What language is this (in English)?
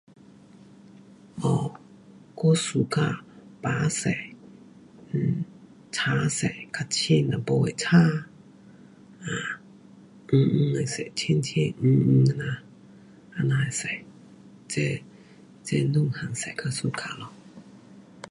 Pu-Xian Chinese